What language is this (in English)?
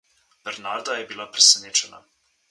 Slovenian